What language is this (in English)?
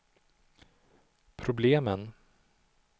Swedish